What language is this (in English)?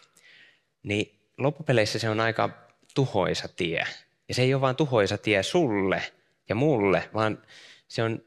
Finnish